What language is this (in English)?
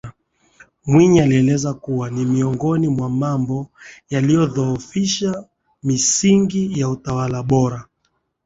Swahili